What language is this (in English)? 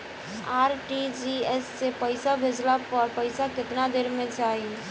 Bhojpuri